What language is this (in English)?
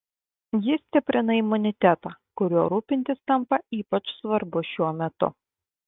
Lithuanian